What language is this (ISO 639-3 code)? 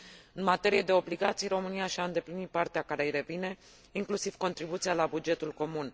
ron